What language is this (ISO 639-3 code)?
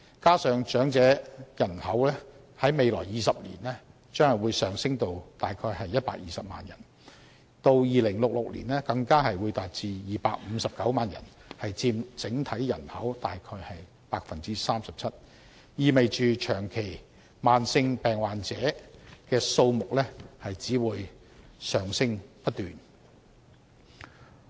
yue